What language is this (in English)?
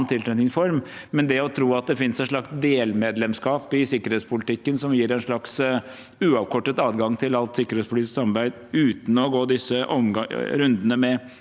Norwegian